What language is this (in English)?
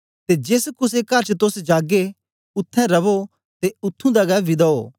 Dogri